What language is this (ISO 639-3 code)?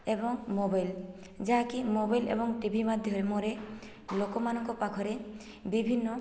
ori